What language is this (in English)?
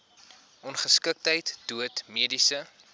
Afrikaans